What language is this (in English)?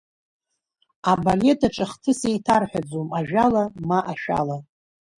Abkhazian